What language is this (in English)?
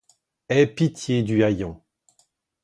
French